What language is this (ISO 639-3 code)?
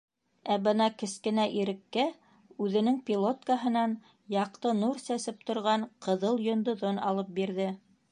bak